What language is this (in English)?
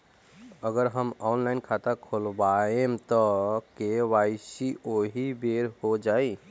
Bhojpuri